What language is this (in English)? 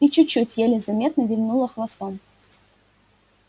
Russian